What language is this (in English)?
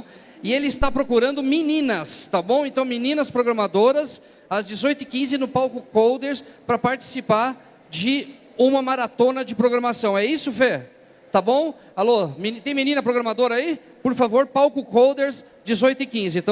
Portuguese